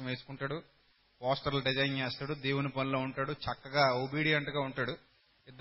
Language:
Telugu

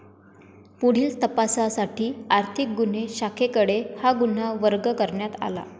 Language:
Marathi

